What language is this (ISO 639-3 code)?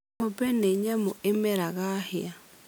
kik